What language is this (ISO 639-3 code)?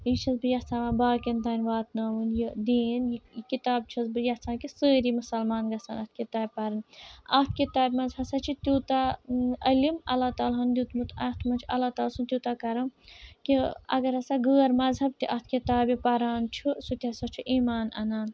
kas